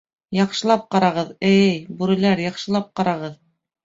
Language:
Bashkir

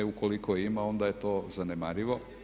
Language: Croatian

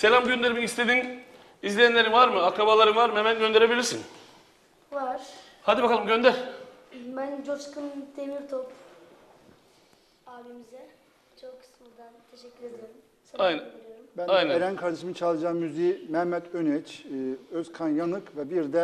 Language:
Turkish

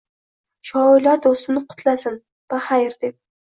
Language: Uzbek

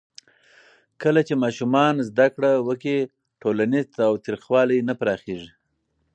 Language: Pashto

